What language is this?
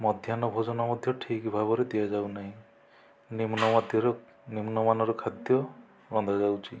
Odia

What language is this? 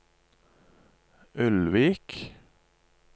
Norwegian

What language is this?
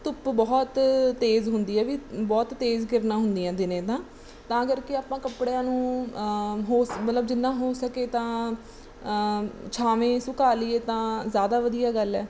Punjabi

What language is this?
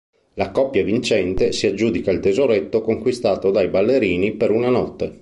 Italian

